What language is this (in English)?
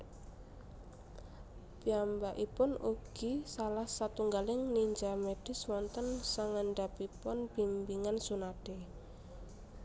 Javanese